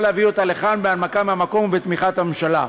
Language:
Hebrew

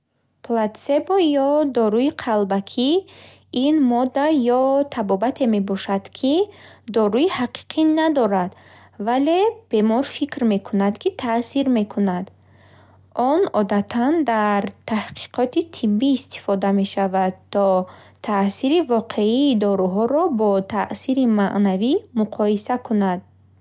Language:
Bukharic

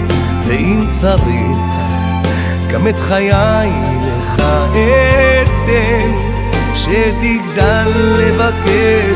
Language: Hebrew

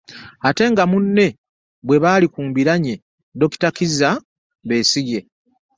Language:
Ganda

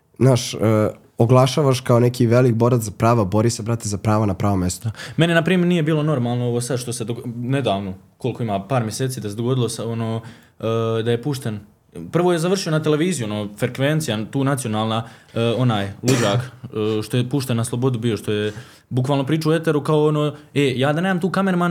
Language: Croatian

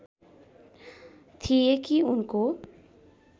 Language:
Nepali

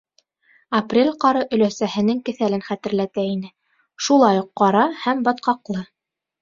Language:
Bashkir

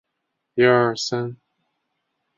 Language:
Chinese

